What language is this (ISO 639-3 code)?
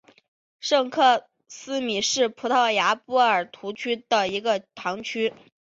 zho